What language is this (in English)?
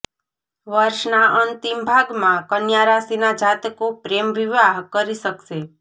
Gujarati